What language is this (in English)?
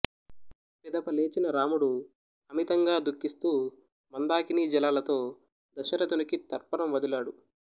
Telugu